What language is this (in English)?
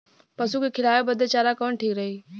Bhojpuri